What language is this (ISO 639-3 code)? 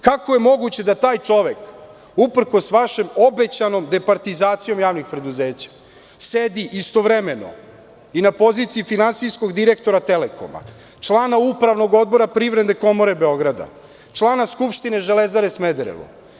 srp